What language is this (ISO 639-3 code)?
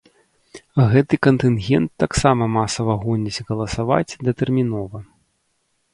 bel